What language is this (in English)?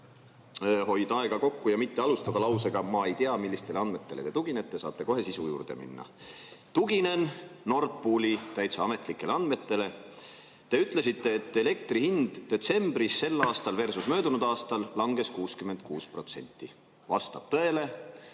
Estonian